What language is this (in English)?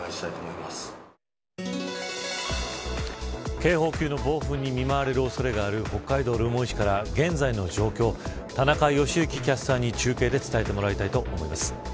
Japanese